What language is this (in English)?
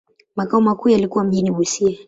Swahili